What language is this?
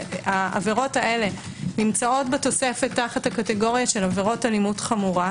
Hebrew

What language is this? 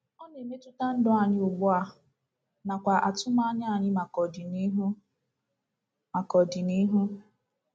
Igbo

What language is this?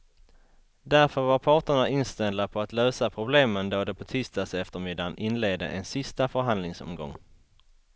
Swedish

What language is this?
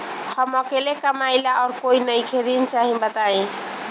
Bhojpuri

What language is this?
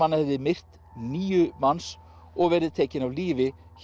Icelandic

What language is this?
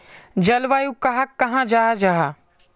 Magahi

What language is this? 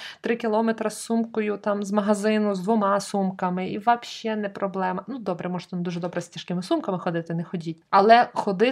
Ukrainian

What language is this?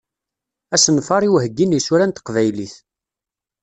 Kabyle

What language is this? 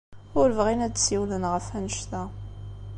Kabyle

